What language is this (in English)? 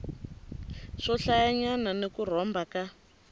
Tsonga